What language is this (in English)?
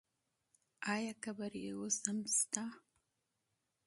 Pashto